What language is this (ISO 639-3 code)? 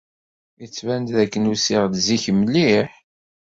kab